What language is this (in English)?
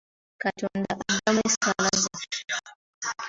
Ganda